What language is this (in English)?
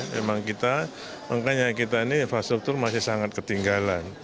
Indonesian